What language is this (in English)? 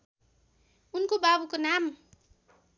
Nepali